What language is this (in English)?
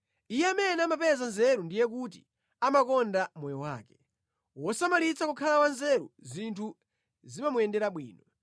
Nyanja